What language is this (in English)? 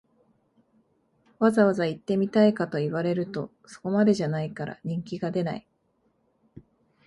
Japanese